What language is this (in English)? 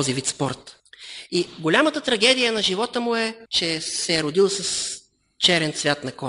Bulgarian